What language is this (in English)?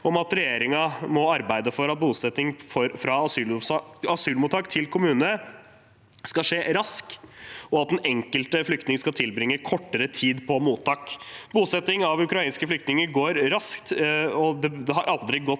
Norwegian